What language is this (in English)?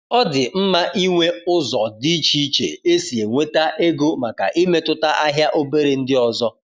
Igbo